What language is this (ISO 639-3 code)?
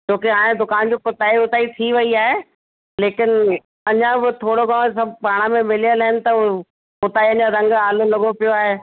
snd